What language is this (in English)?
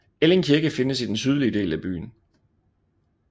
Danish